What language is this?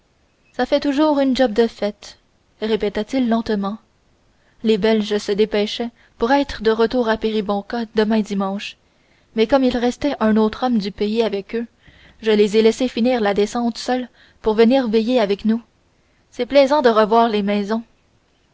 French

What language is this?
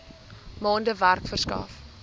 Afrikaans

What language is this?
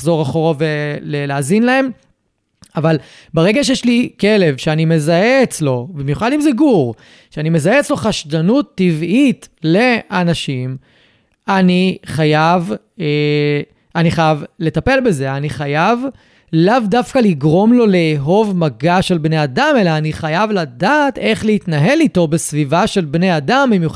Hebrew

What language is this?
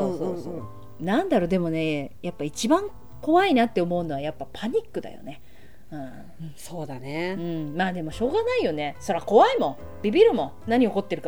Japanese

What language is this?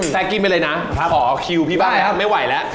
Thai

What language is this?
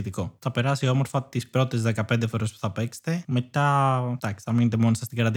Greek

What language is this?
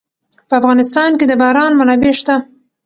Pashto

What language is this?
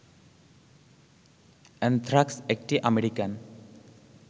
Bangla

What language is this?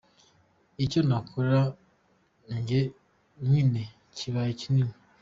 Kinyarwanda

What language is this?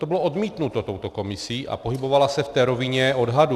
Czech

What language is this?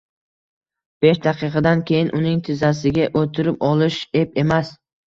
Uzbek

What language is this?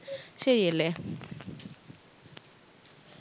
Malayalam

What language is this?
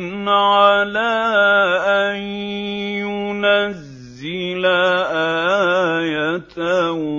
Arabic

